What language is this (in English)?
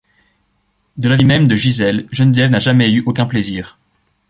French